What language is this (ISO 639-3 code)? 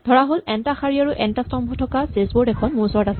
asm